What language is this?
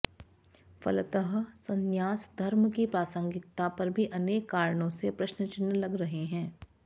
Sanskrit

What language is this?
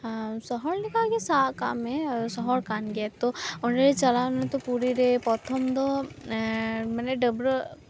Santali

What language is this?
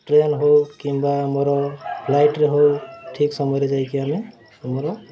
Odia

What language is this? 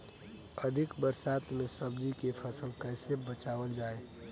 Bhojpuri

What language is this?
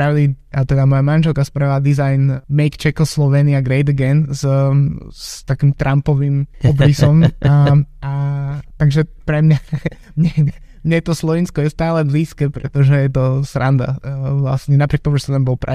Slovak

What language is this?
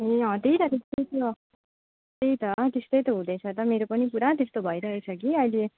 Nepali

